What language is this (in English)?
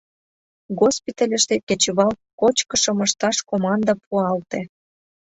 Mari